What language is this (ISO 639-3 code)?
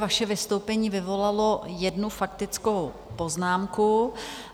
ces